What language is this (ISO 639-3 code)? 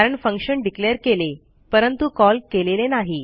mar